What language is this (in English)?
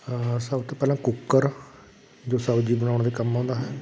Punjabi